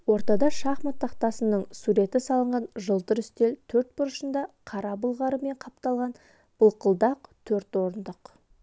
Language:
Kazakh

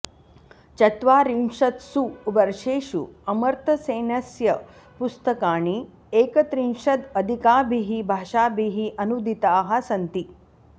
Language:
Sanskrit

